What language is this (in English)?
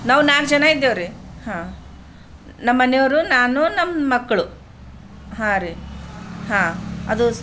Kannada